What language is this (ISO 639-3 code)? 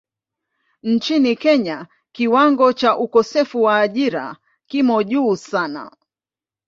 swa